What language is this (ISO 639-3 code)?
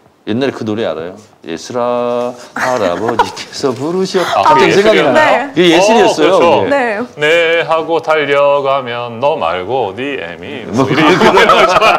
kor